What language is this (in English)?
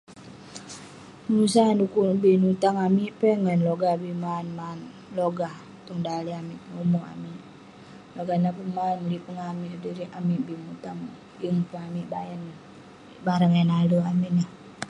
Western Penan